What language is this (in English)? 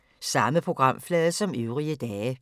Danish